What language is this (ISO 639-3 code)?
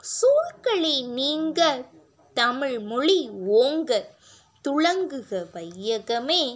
tam